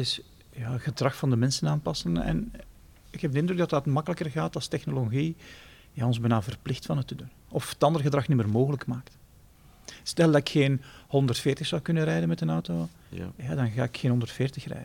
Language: Dutch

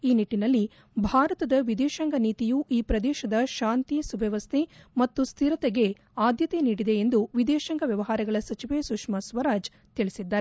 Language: Kannada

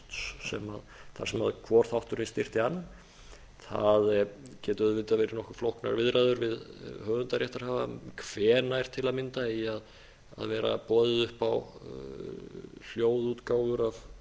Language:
Icelandic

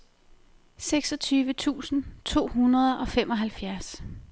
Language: Danish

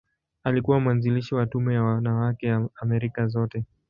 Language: Swahili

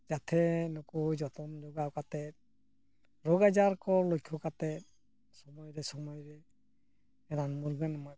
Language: Santali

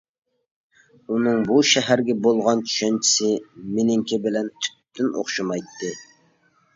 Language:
Uyghur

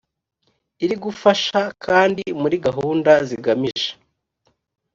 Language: Kinyarwanda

